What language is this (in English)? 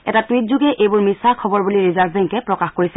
Assamese